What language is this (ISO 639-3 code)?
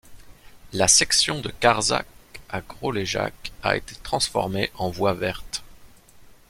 fra